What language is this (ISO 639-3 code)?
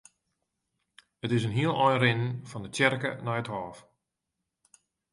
fry